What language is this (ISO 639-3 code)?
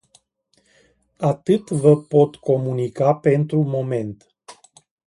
ron